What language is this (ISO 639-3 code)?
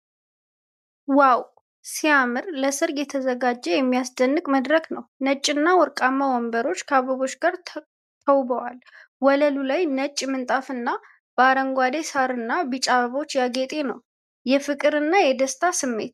amh